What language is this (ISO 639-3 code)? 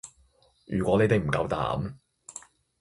yue